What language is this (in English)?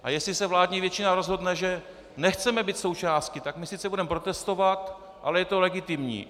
Czech